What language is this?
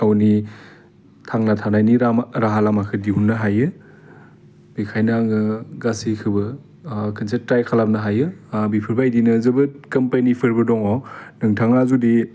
Bodo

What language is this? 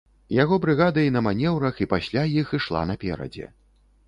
Belarusian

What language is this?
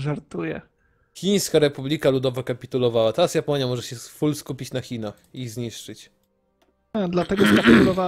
Polish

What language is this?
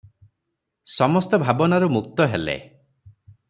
Odia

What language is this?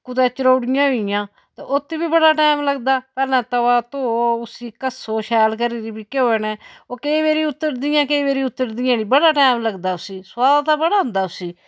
Dogri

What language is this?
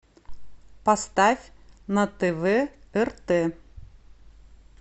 Russian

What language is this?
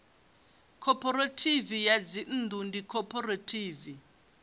Venda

